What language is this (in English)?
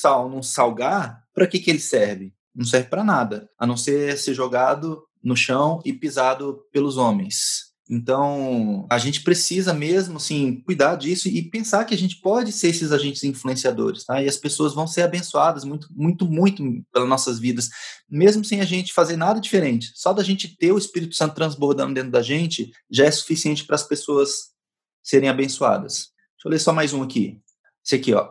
Portuguese